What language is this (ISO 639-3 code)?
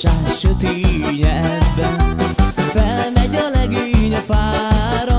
ara